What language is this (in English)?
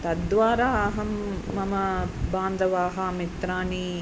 Sanskrit